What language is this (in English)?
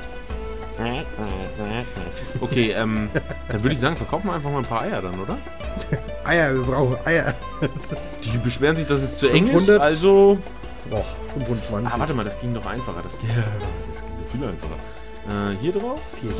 German